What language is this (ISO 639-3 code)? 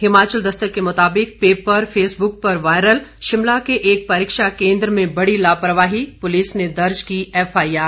hin